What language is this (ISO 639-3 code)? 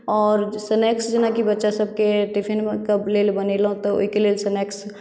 mai